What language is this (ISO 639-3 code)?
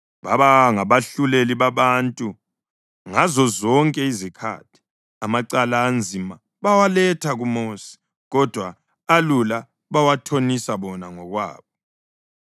nde